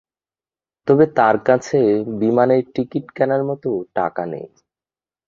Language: Bangla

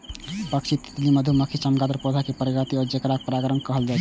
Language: Maithili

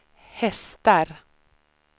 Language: Swedish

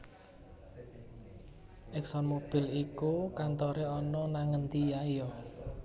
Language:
Javanese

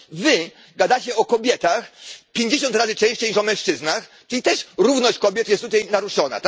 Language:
Polish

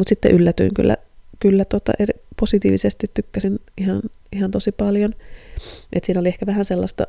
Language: Finnish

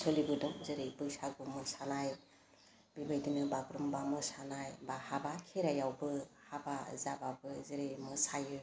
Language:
Bodo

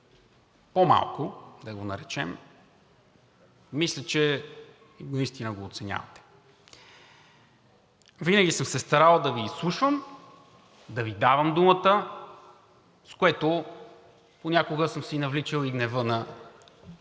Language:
Bulgarian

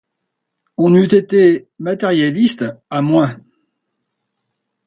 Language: French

